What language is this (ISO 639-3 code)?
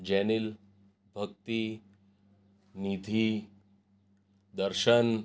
guj